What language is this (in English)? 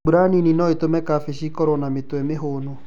Kikuyu